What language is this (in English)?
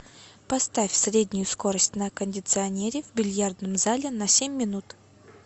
Russian